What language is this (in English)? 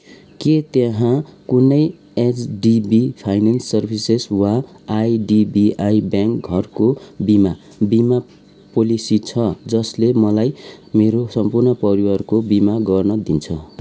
Nepali